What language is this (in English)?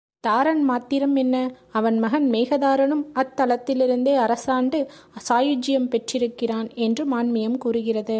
Tamil